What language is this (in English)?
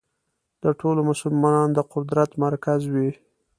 Pashto